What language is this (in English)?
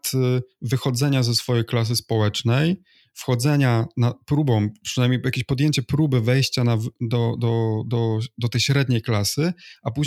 Polish